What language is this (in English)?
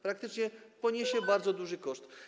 Polish